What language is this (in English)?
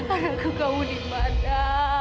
Indonesian